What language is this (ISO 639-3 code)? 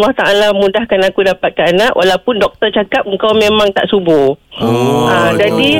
msa